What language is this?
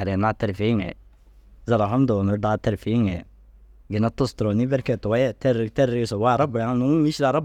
Dazaga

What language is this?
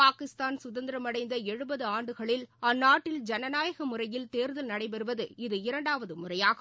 Tamil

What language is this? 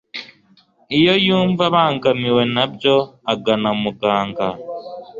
Kinyarwanda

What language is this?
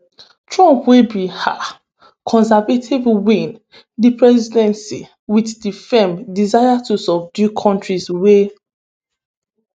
Nigerian Pidgin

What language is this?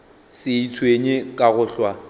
Northern Sotho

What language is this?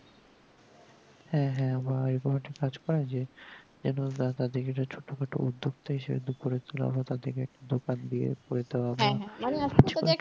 Bangla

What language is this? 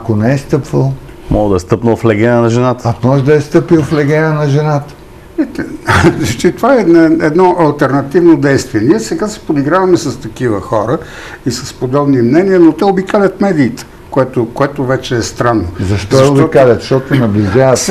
Bulgarian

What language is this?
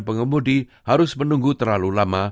Indonesian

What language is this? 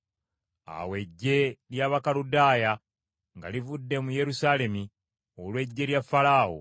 Ganda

